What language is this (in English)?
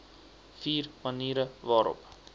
Afrikaans